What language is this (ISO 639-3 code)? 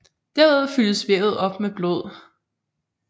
dan